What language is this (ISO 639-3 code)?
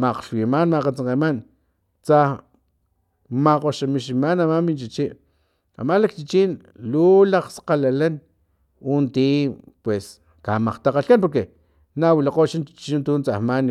tlp